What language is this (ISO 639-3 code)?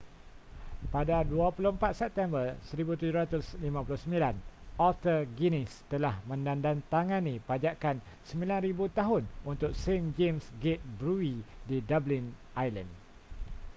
msa